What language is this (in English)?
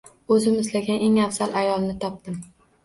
Uzbek